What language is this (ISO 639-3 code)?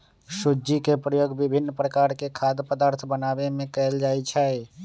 mag